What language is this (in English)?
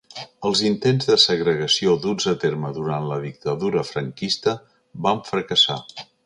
Catalan